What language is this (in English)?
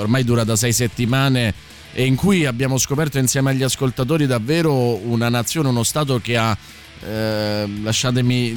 Italian